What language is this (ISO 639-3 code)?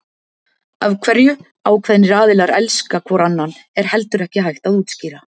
isl